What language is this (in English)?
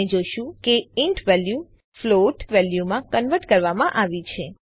Gujarati